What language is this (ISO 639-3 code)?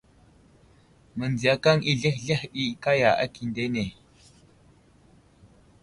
udl